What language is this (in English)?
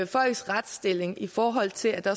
Danish